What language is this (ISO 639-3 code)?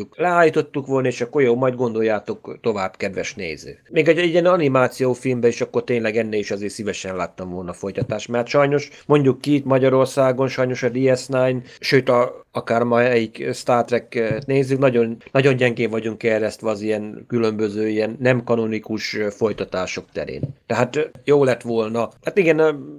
hun